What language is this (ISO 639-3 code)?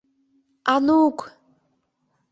chm